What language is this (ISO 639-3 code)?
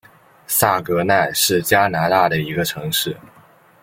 zho